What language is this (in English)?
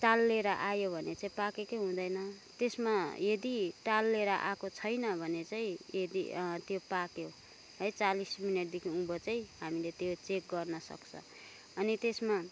Nepali